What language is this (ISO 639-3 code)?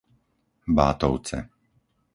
slk